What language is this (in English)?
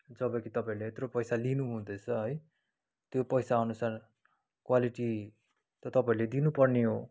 Nepali